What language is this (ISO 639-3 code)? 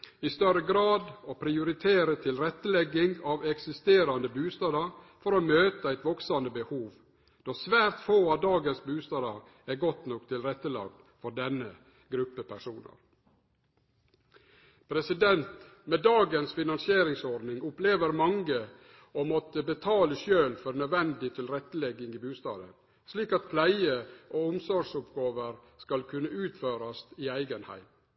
nno